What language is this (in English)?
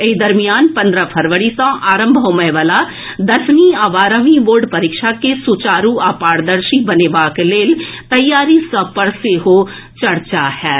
Maithili